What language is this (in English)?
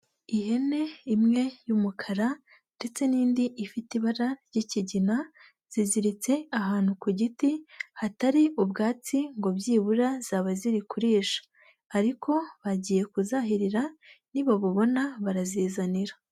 Kinyarwanda